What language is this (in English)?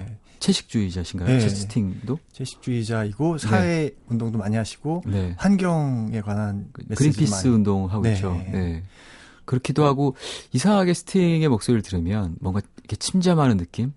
Korean